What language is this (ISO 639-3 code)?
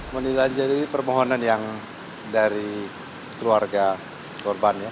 ind